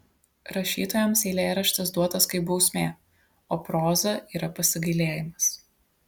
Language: Lithuanian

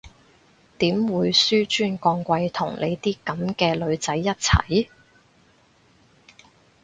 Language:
Cantonese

